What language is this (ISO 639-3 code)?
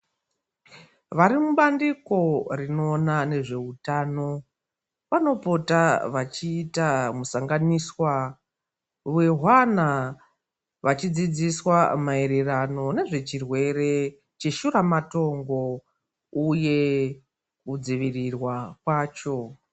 ndc